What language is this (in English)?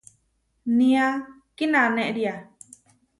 Huarijio